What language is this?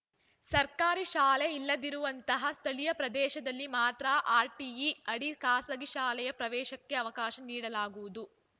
Kannada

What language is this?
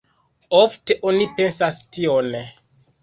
Esperanto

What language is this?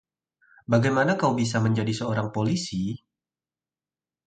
Indonesian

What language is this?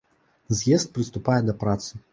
Belarusian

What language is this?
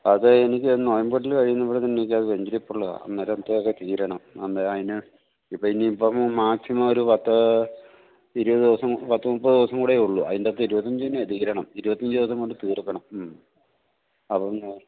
Malayalam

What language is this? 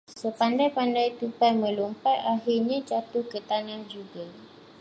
Malay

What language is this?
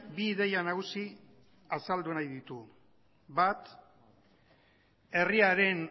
Basque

